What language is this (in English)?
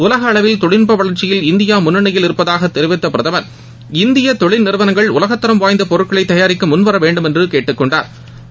Tamil